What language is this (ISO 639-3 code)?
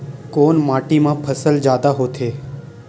hne